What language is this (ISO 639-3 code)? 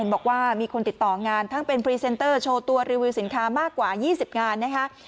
tha